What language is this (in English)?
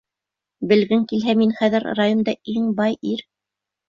Bashkir